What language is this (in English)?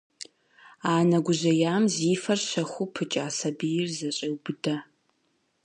Kabardian